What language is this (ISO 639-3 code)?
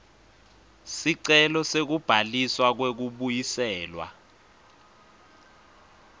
ssw